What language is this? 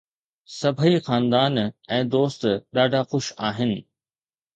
Sindhi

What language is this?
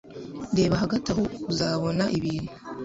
Kinyarwanda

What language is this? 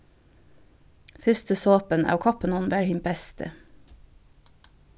Faroese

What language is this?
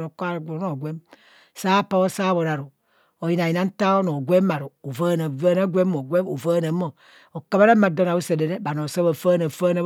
Kohumono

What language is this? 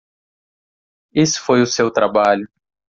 Portuguese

